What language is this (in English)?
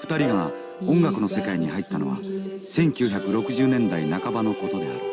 Japanese